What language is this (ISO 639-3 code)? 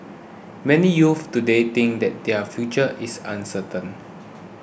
eng